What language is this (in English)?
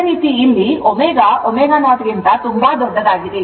Kannada